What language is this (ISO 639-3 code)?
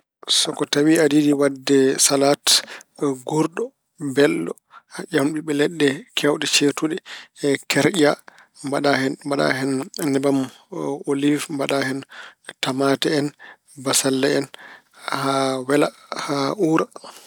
ful